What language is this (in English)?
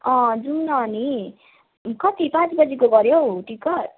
Nepali